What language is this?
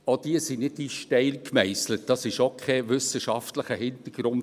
Swiss German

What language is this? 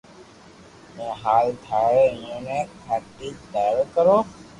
Loarki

